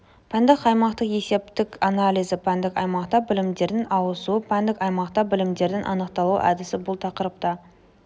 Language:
Kazakh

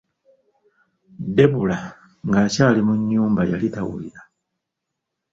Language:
Ganda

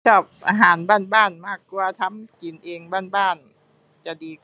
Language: Thai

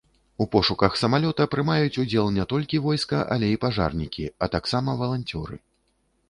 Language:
Belarusian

